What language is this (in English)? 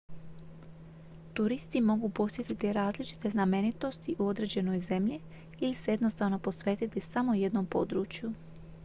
Croatian